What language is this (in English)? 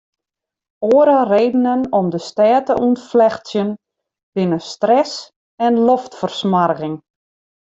Western Frisian